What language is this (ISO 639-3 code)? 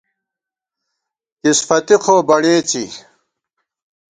gwt